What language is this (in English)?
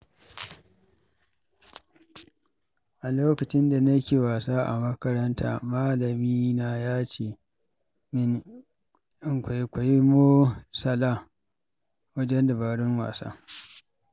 Hausa